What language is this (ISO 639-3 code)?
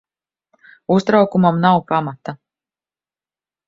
lav